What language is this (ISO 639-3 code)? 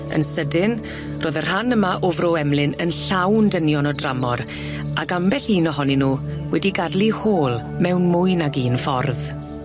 cym